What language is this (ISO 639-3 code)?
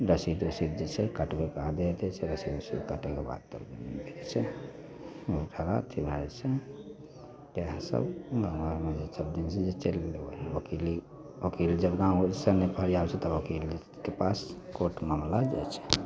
mai